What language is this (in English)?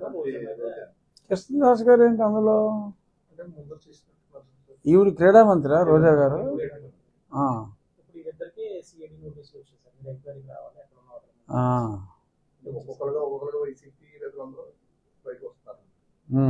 Telugu